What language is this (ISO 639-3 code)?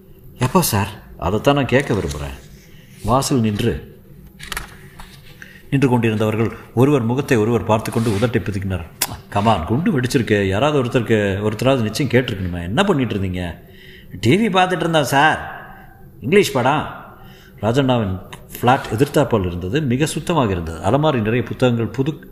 tam